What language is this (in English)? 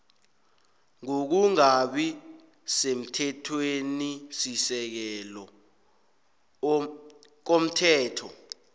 South Ndebele